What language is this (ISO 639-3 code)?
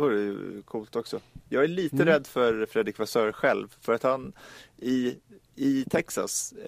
swe